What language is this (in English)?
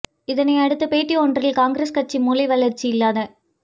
Tamil